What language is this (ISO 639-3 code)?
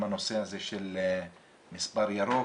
heb